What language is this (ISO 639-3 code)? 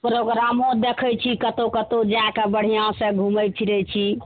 mai